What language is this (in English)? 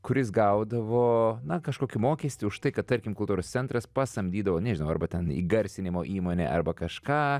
Lithuanian